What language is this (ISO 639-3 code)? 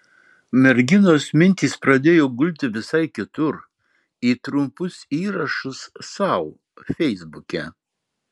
lit